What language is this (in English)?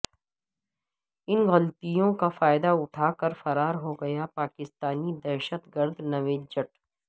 Urdu